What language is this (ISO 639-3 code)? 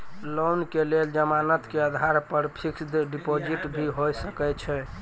mai